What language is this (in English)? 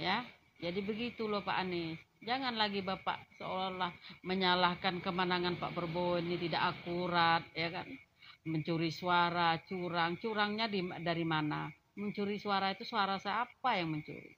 Indonesian